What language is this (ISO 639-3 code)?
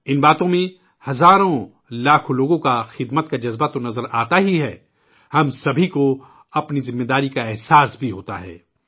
urd